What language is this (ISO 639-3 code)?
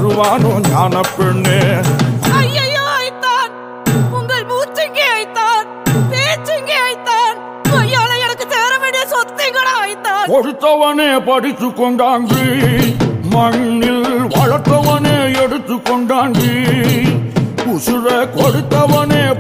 tam